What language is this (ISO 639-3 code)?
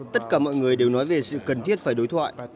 vie